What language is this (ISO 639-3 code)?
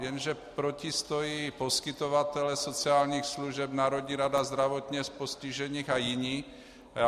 ces